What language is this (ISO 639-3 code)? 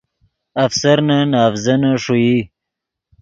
ydg